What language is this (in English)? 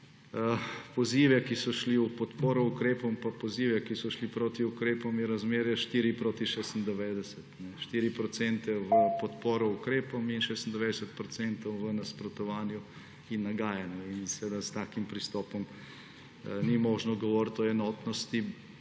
Slovenian